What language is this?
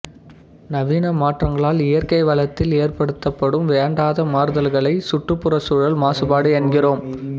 Tamil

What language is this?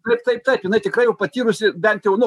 Lithuanian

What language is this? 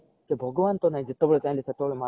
Odia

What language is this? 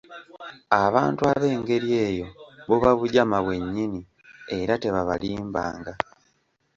Ganda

